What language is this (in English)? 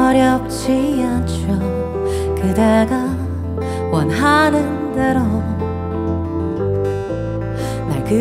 Korean